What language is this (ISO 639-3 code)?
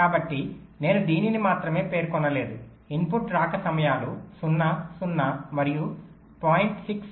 tel